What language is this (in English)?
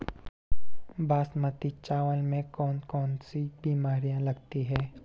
Hindi